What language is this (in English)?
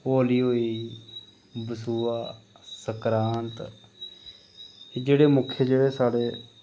Dogri